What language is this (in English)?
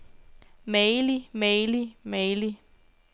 Danish